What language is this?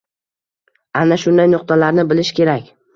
Uzbek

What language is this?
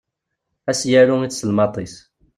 Kabyle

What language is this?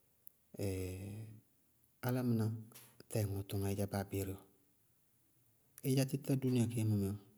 Bago-Kusuntu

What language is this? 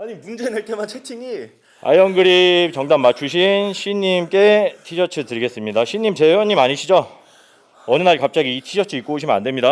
Korean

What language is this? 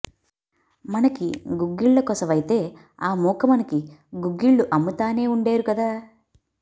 Telugu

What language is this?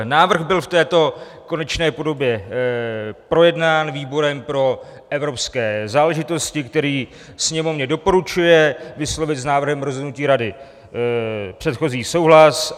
Czech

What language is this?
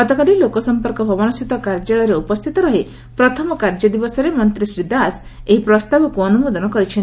Odia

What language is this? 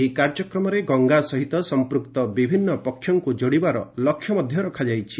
Odia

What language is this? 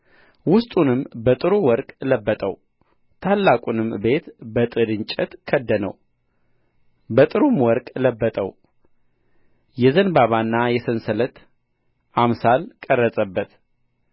Amharic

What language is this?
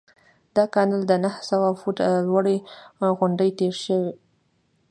Pashto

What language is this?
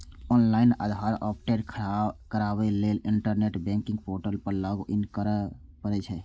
Maithili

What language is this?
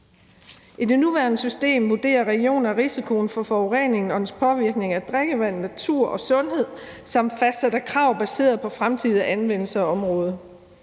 Danish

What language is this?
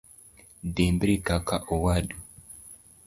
Luo (Kenya and Tanzania)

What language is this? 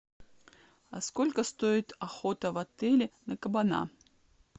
Russian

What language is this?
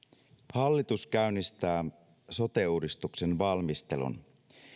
Finnish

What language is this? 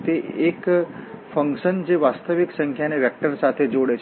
Gujarati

